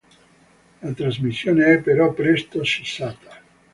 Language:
Italian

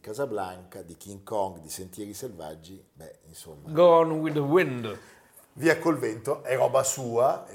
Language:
Italian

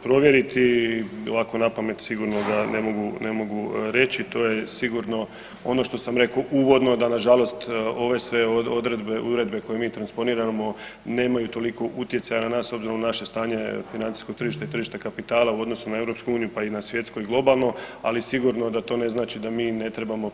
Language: Croatian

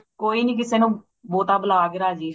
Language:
Punjabi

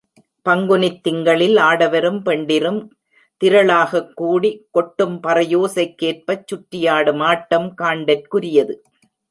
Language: Tamil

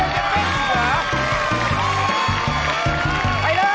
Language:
Thai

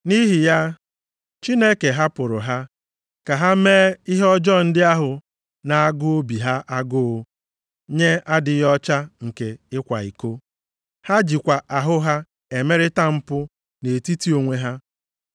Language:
Igbo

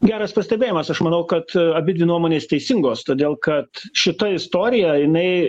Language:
Lithuanian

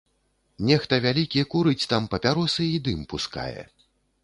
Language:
Belarusian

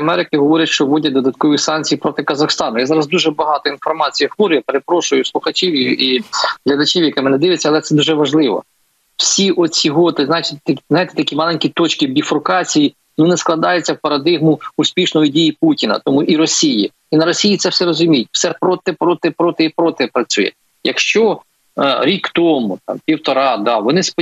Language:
Ukrainian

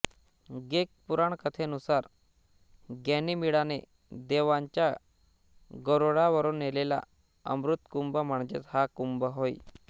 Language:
Marathi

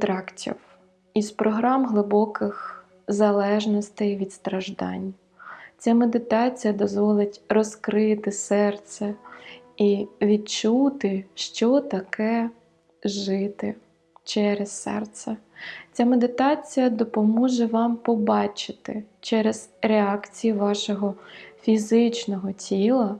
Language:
Ukrainian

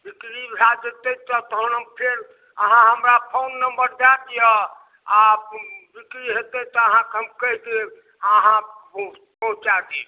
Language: Maithili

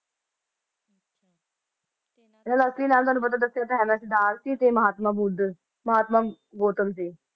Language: Punjabi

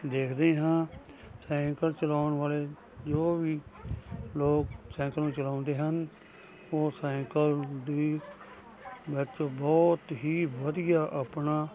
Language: Punjabi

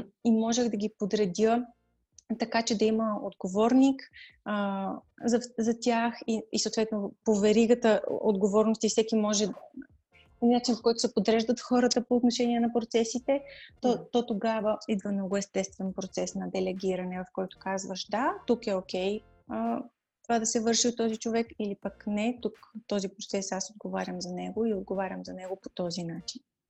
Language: Bulgarian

